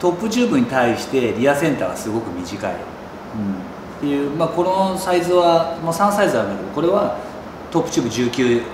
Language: Japanese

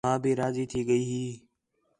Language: Khetrani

